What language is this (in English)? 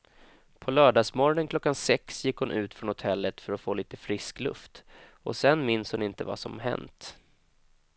Swedish